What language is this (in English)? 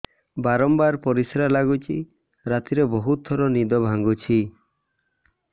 Odia